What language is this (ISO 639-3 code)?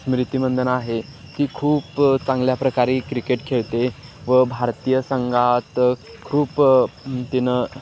mar